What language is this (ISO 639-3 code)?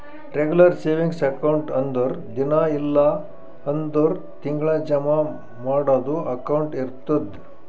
kan